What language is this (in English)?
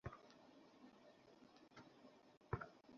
Bangla